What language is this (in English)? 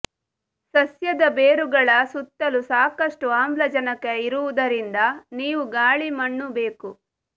Kannada